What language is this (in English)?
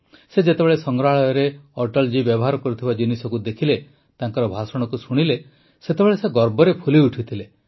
Odia